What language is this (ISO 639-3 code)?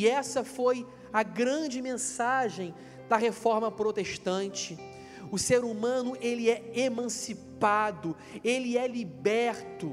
por